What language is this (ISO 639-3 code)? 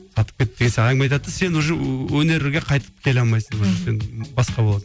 kaz